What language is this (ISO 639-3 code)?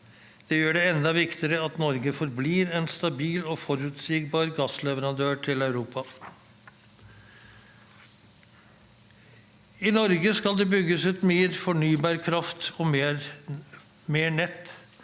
nor